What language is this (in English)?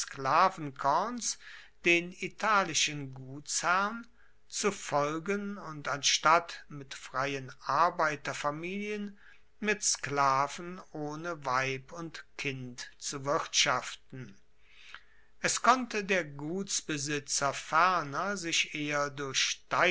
German